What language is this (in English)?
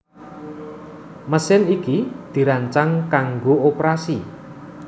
Javanese